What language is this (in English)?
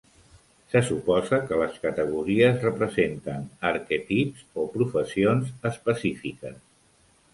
Catalan